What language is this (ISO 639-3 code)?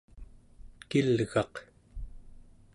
esu